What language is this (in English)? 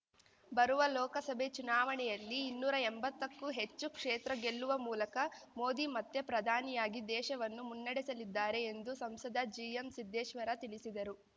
Kannada